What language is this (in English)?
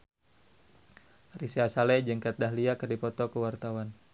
Sundanese